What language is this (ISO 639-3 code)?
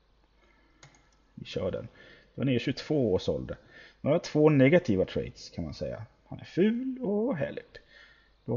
swe